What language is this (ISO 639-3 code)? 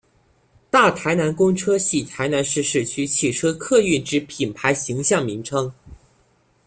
zho